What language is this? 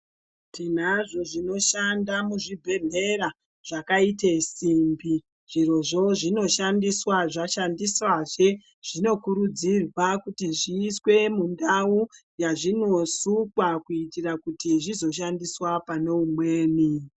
Ndau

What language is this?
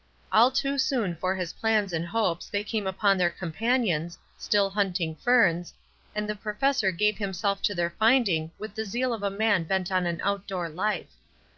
English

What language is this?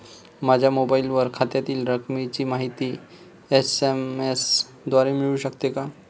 Marathi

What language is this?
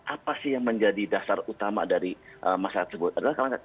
Indonesian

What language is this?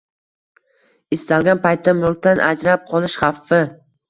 Uzbek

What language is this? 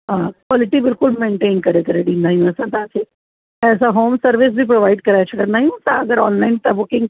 Sindhi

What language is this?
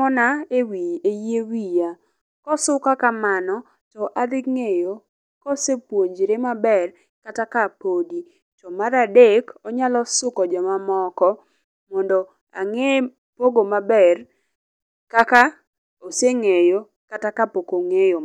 Luo (Kenya and Tanzania)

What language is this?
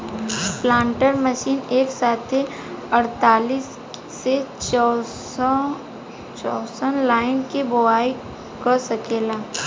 Bhojpuri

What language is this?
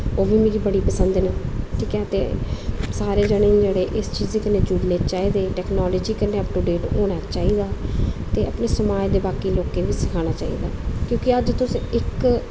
Dogri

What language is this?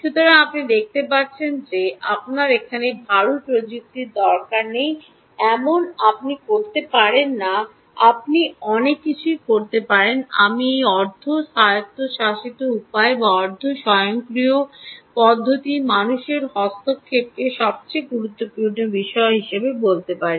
Bangla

